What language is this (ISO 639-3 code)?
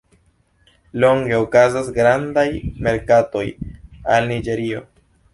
epo